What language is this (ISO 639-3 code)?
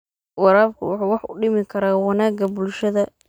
som